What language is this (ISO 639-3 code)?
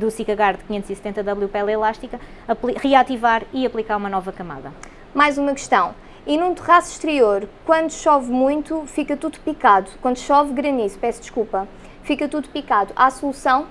por